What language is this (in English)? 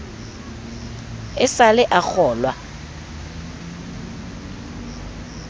Southern Sotho